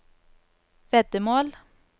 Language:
Norwegian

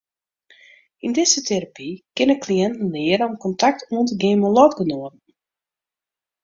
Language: Western Frisian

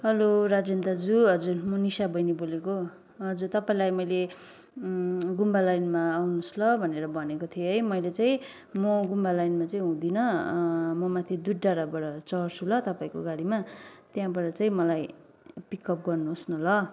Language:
Nepali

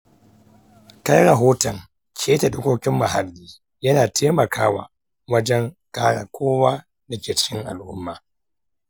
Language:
Hausa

